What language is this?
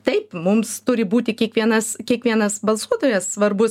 Lithuanian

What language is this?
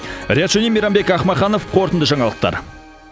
Kazakh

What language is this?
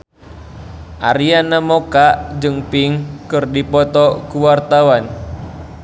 Sundanese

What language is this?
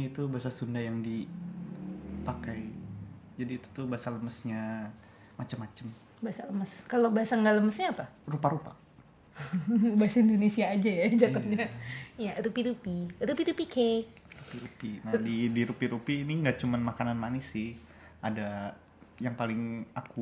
Indonesian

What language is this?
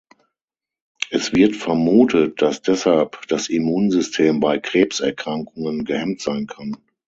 German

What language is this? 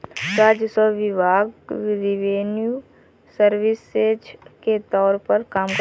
Hindi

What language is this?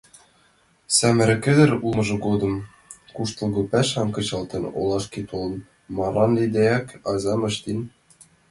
Mari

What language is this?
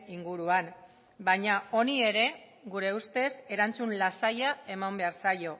Basque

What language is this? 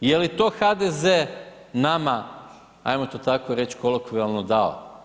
Croatian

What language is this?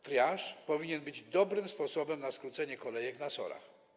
Polish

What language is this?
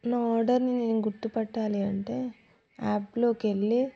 Telugu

